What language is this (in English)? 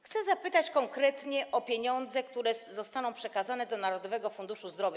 Polish